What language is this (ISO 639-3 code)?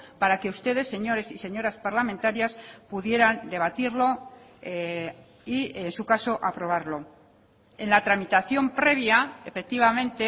spa